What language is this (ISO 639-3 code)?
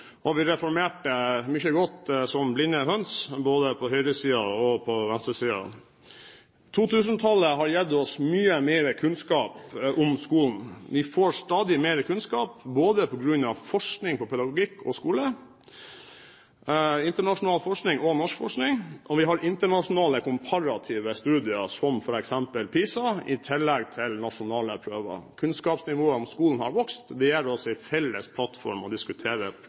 nob